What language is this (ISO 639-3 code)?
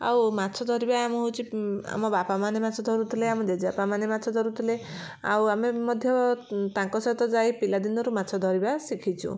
ori